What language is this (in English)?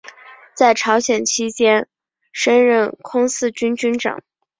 Chinese